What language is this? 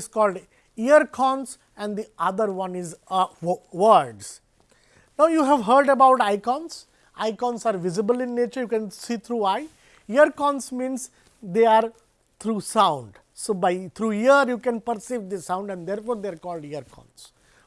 English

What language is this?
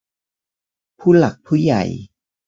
Thai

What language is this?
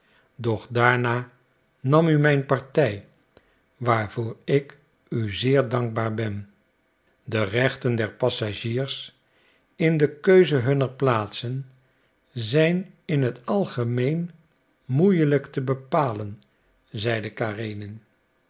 Dutch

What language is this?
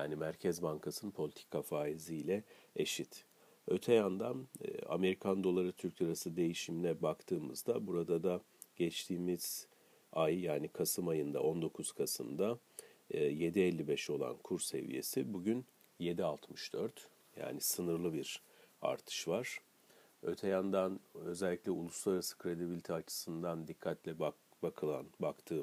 Turkish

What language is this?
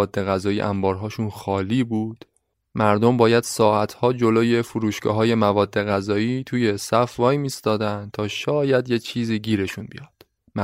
Persian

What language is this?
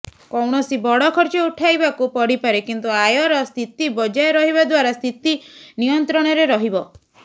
Odia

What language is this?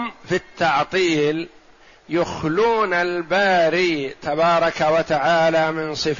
Arabic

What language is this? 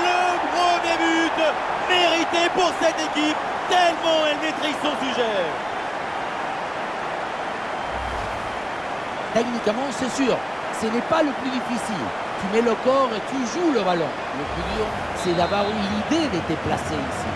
French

